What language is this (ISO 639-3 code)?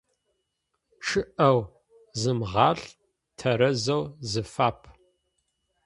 ady